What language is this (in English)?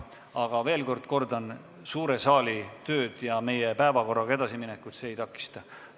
Estonian